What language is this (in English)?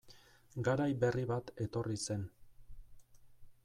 Basque